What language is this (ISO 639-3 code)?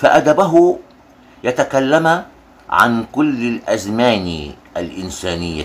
ara